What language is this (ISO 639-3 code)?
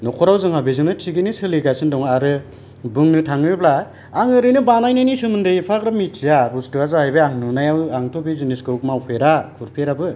brx